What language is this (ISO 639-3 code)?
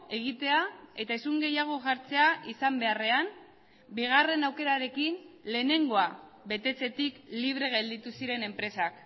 eus